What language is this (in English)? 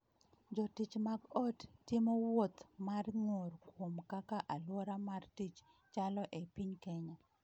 Luo (Kenya and Tanzania)